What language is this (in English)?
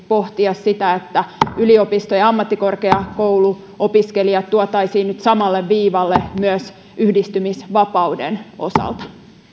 Finnish